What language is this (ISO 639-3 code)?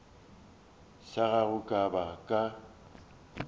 nso